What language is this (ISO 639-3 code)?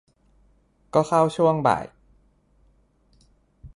tha